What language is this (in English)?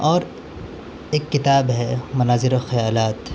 Urdu